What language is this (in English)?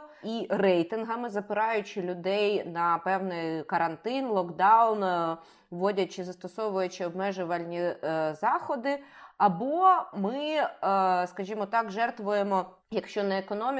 Ukrainian